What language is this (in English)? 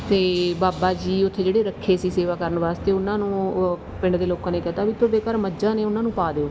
Punjabi